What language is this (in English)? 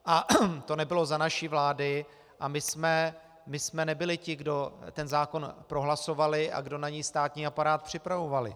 Czech